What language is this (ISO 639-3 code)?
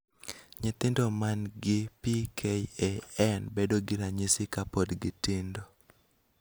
luo